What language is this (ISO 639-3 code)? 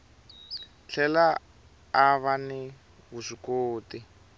tso